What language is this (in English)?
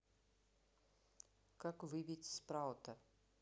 Russian